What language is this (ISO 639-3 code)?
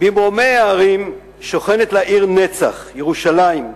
heb